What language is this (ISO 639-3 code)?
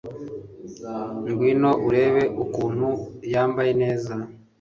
kin